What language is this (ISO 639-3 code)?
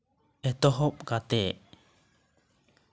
sat